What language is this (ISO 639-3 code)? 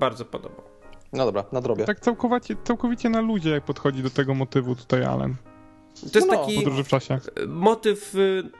pol